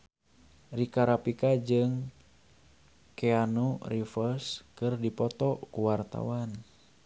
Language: Sundanese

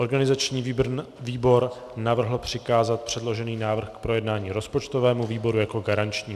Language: Czech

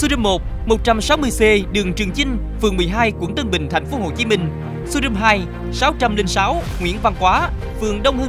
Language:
Vietnamese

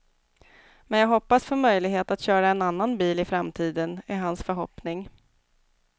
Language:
Swedish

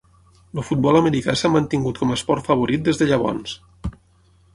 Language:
Catalan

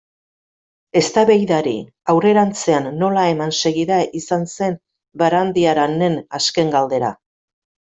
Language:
Basque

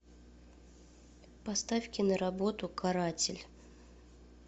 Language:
Russian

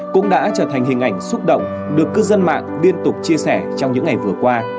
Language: Vietnamese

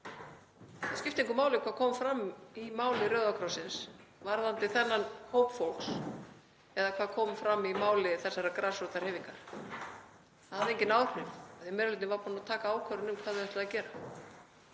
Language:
Icelandic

